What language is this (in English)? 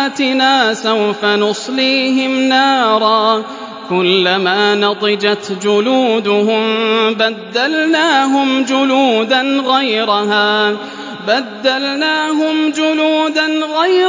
Arabic